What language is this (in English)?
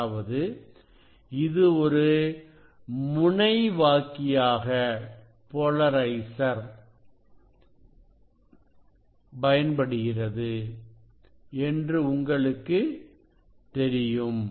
Tamil